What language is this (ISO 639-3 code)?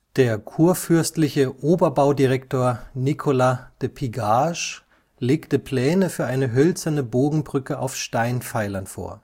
deu